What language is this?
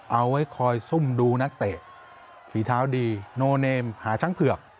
Thai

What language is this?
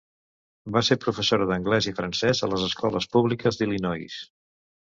Catalan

